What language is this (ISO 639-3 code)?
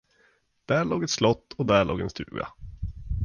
swe